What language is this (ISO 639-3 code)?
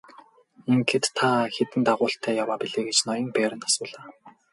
mon